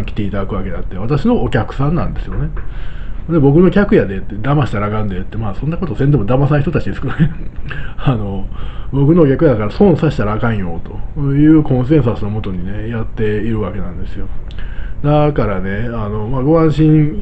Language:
Japanese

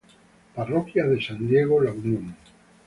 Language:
Spanish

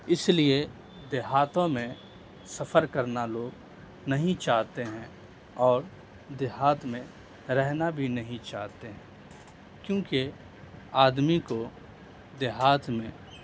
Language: Urdu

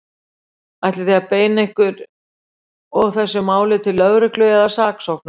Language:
Icelandic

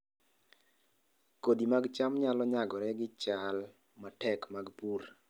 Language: Luo (Kenya and Tanzania)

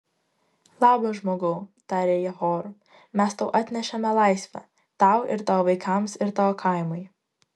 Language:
Lithuanian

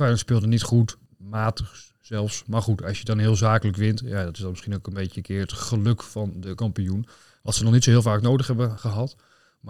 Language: Dutch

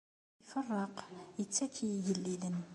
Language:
Kabyle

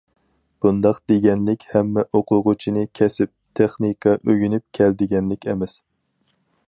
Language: Uyghur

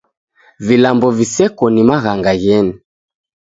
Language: Taita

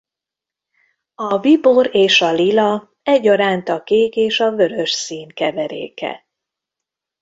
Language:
Hungarian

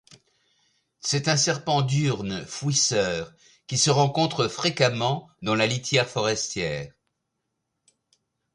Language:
French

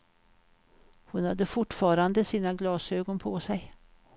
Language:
Swedish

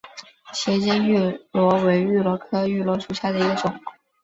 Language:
Chinese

